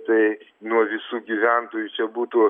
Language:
Lithuanian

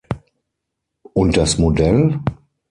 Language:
German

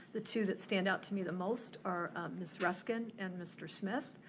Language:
English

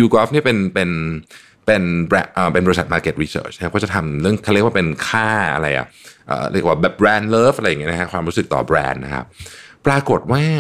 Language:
Thai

